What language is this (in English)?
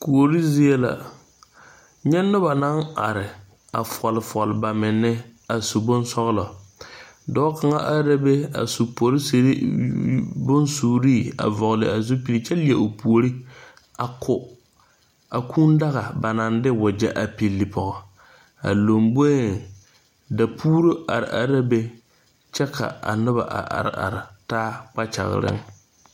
Southern Dagaare